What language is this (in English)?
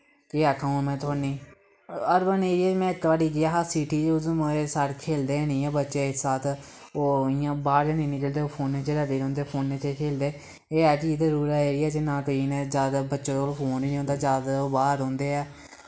Dogri